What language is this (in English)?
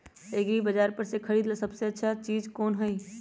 Magahi